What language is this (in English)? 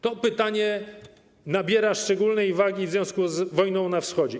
Polish